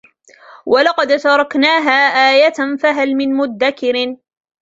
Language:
Arabic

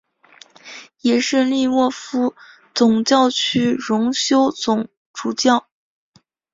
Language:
Chinese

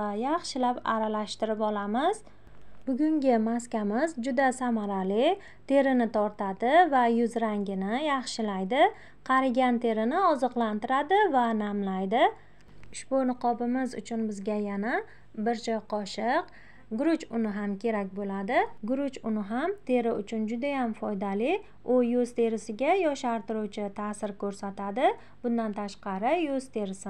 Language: Turkish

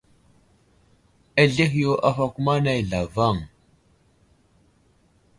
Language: Wuzlam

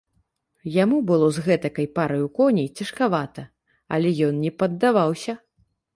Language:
Belarusian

